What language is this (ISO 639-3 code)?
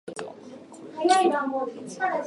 jpn